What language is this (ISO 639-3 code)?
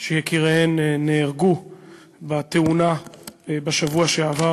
heb